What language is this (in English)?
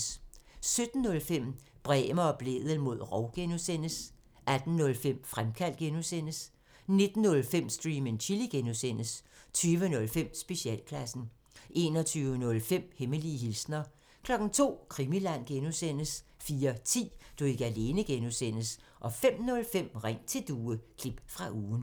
Danish